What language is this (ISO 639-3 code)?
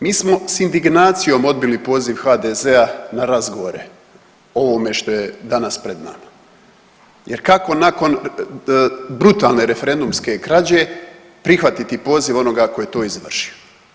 hrv